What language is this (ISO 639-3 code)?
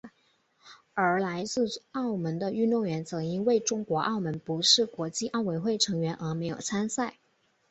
zho